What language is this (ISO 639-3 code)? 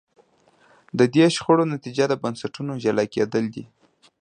pus